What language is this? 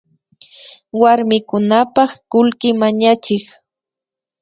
Imbabura Highland Quichua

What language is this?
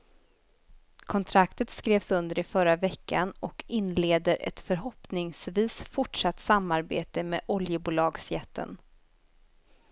Swedish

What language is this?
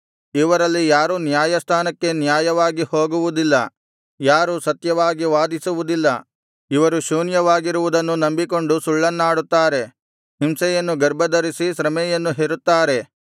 Kannada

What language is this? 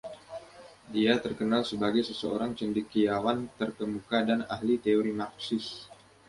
Indonesian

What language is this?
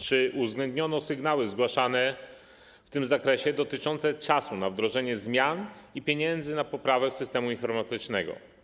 Polish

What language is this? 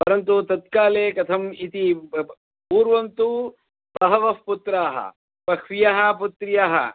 Sanskrit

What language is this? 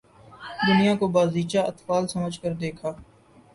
Urdu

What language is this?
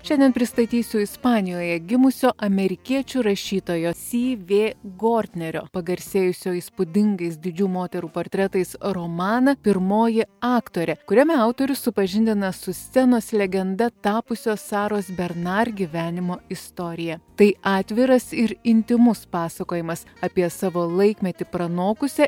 Lithuanian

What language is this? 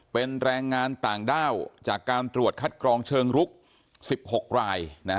Thai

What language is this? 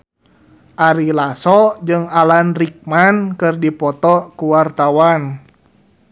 Sundanese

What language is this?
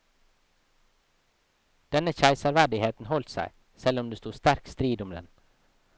Norwegian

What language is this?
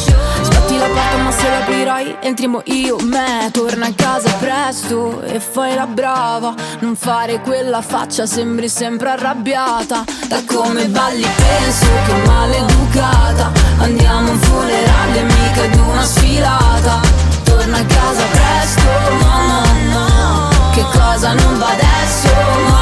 Italian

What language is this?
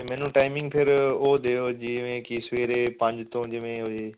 Punjabi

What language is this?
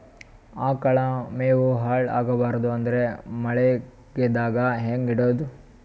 Kannada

